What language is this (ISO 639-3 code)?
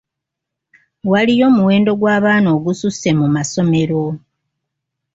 lug